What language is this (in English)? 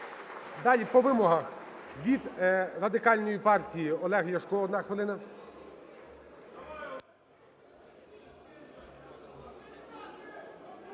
Ukrainian